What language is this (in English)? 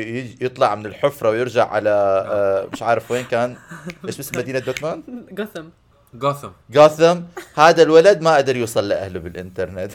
Arabic